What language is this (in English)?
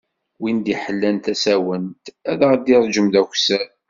Kabyle